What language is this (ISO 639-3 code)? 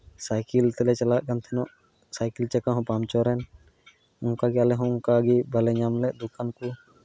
sat